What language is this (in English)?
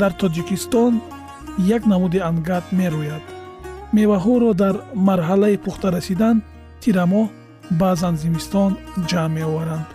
Persian